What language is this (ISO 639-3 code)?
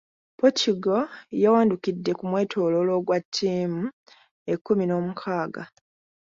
lug